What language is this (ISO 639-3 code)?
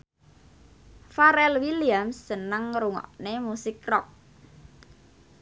jav